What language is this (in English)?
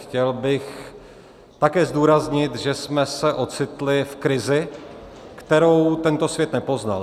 Czech